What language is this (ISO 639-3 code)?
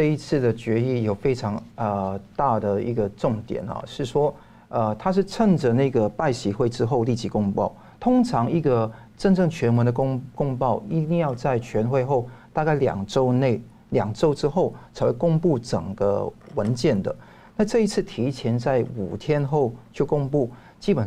zho